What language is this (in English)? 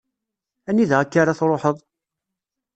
Kabyle